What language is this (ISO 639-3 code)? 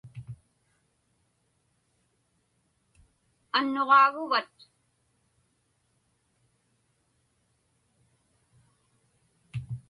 ipk